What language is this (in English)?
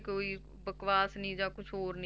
Punjabi